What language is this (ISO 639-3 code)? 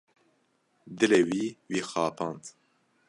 kur